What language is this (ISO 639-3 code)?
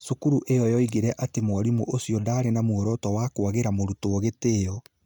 kik